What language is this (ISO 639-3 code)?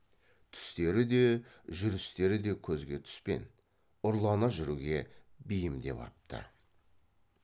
kaz